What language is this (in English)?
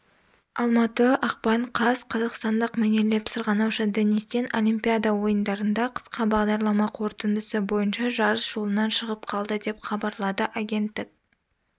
Kazakh